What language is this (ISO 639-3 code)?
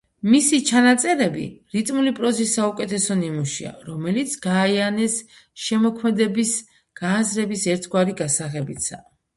kat